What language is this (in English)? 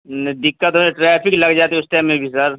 Urdu